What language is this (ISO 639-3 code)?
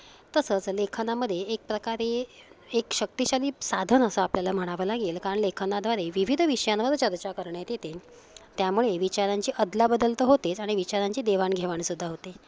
mar